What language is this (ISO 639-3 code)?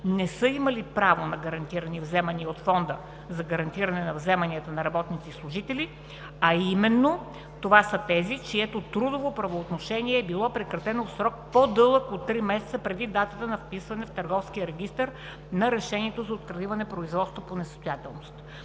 bul